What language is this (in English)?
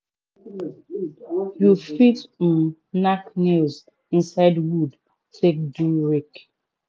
Nigerian Pidgin